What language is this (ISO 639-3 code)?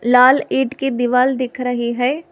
hin